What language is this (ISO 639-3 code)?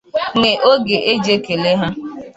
ibo